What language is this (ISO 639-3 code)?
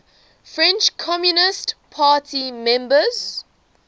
eng